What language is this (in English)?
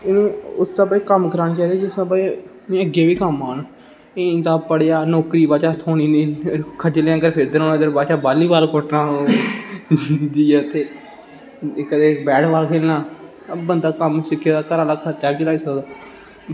Dogri